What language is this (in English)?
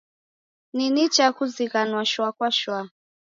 Taita